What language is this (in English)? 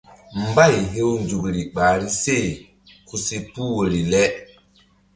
Mbum